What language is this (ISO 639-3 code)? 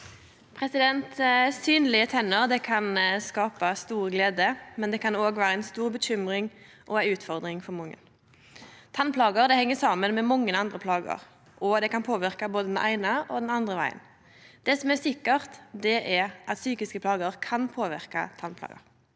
nor